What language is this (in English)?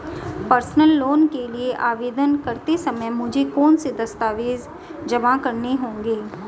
Hindi